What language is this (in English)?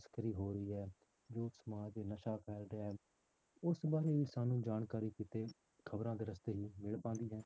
Punjabi